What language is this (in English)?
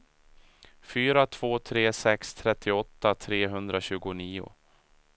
Swedish